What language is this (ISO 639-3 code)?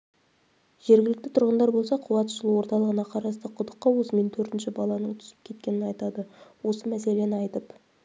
kaz